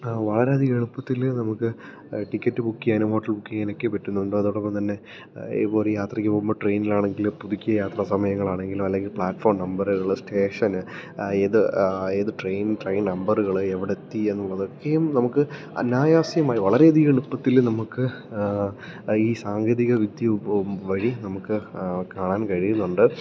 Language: Malayalam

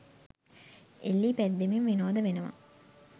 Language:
Sinhala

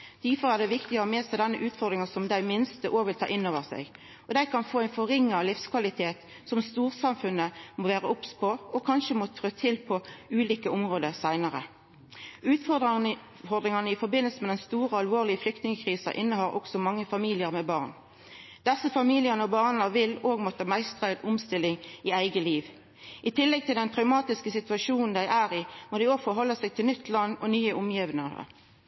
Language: Norwegian Nynorsk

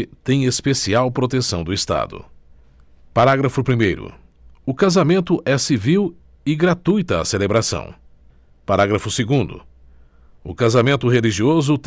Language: Portuguese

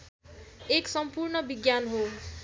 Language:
Nepali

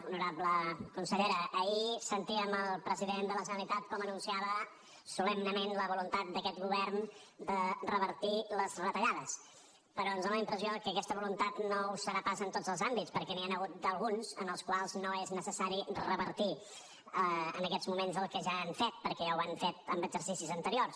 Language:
Catalan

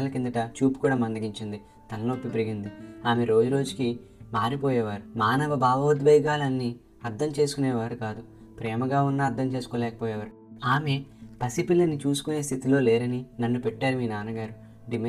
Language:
Telugu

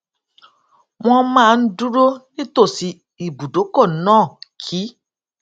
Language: Yoruba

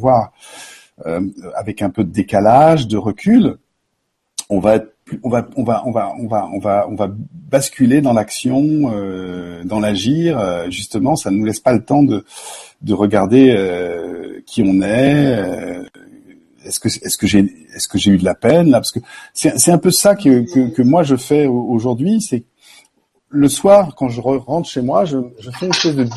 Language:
French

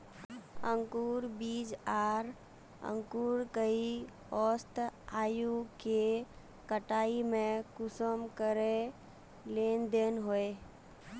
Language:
Magahi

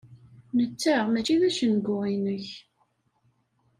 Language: Kabyle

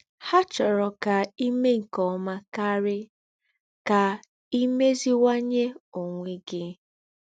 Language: Igbo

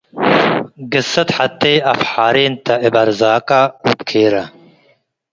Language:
Tigre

